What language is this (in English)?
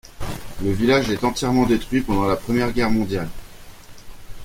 French